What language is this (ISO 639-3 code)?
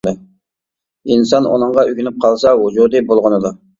uig